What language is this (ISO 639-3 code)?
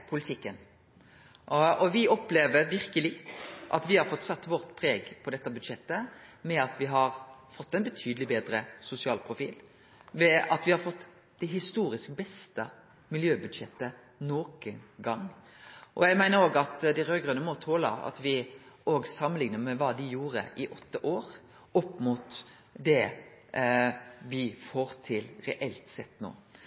nno